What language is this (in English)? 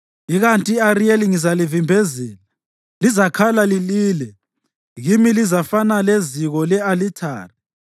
North Ndebele